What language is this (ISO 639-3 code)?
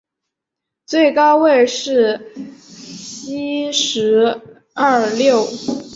zho